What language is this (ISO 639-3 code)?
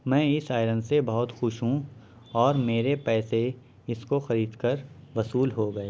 urd